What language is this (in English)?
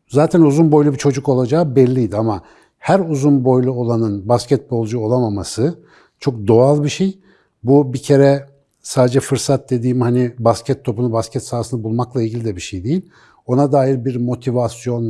Turkish